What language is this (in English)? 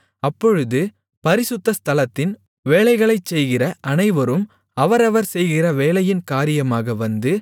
Tamil